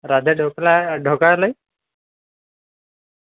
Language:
Gujarati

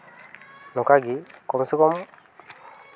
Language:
Santali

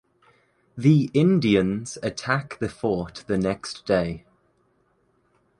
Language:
English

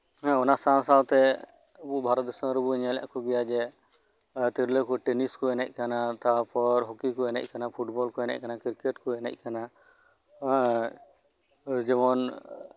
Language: Santali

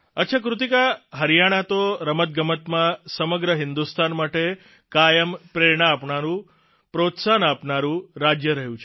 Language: Gujarati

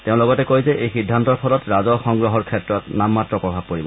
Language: Assamese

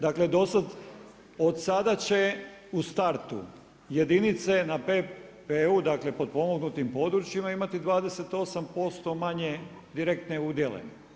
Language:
Croatian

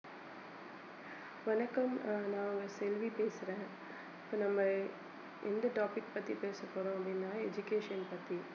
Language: Tamil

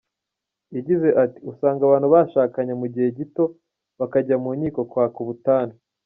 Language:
Kinyarwanda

